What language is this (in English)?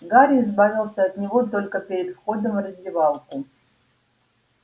Russian